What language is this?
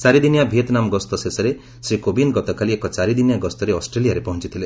Odia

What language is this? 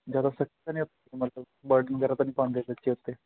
Punjabi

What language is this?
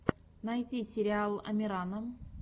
Russian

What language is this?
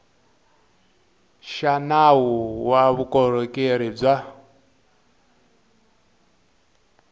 Tsonga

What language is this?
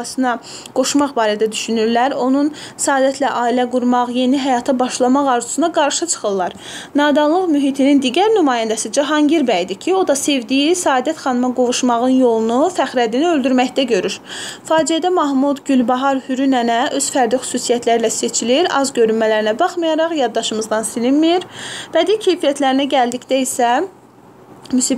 Turkish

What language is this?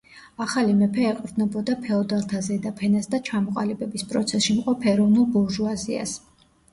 Georgian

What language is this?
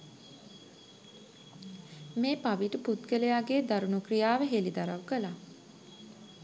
Sinhala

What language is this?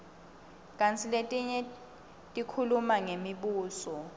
Swati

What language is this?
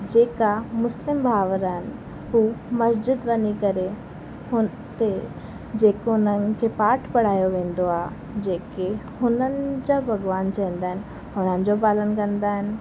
Sindhi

